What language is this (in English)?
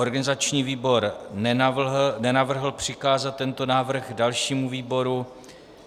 Czech